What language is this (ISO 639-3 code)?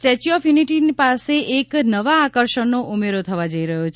guj